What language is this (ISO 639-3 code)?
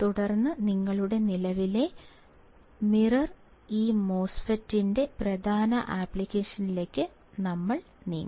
mal